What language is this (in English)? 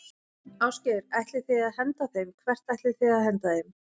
Icelandic